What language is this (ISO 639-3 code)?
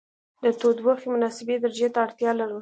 pus